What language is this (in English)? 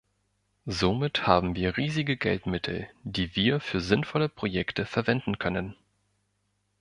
German